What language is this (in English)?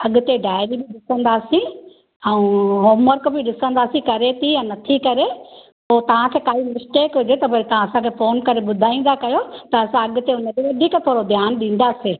Sindhi